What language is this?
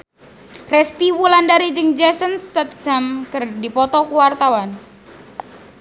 Sundanese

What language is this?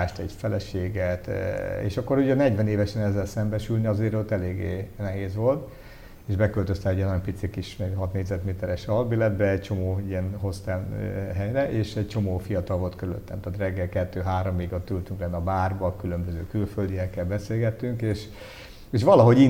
Hungarian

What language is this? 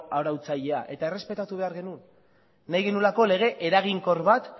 Basque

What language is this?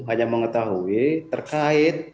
Indonesian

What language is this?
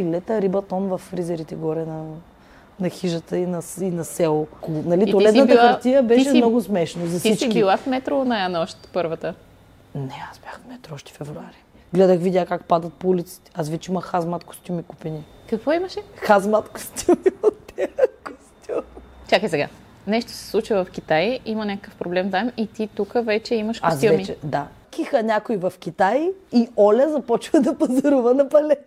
Bulgarian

